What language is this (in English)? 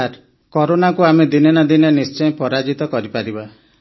Odia